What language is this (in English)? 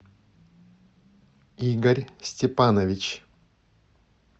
Russian